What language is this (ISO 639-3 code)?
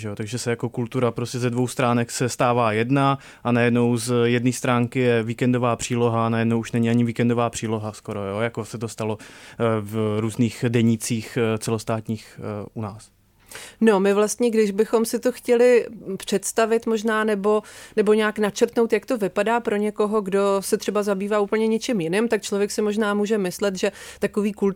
ces